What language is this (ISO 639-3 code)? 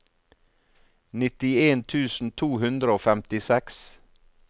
nor